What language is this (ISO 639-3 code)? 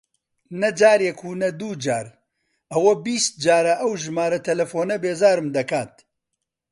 ckb